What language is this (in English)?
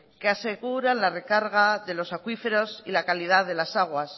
Spanish